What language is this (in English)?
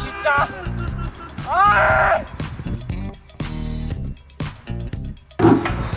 Korean